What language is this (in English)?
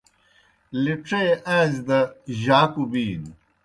Kohistani Shina